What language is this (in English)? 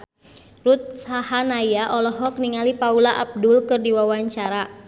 Sundanese